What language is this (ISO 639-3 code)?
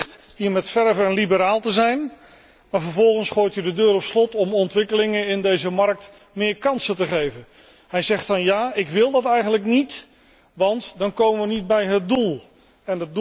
nld